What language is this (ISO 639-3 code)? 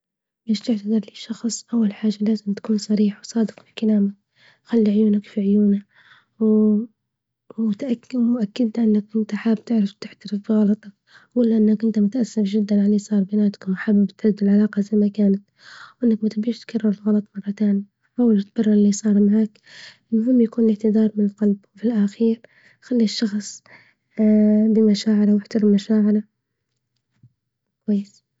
ayl